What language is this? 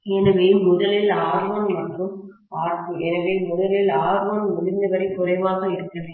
Tamil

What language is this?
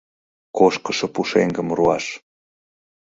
Mari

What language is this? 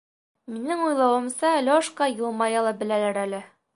Bashkir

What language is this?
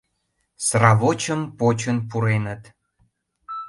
Mari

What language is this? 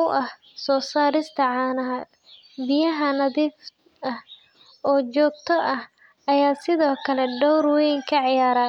Somali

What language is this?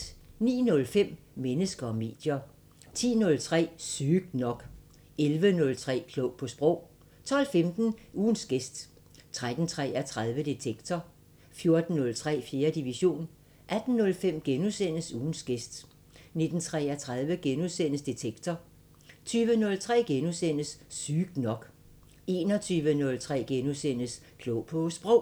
Danish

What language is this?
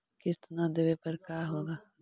Magahi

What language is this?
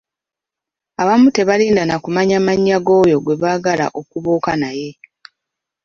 Ganda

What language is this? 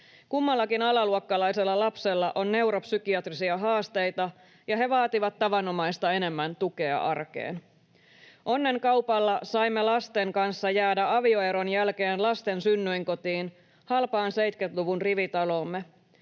Finnish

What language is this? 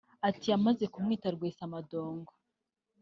Kinyarwanda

